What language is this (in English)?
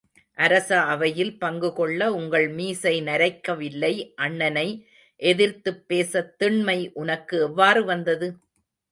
Tamil